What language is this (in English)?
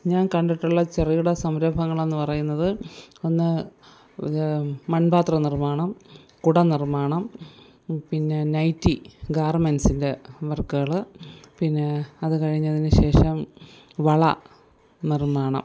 Malayalam